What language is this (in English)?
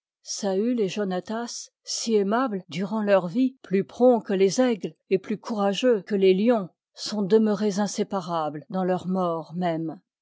French